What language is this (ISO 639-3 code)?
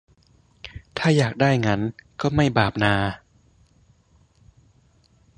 tha